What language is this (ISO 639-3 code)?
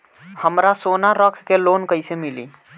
bho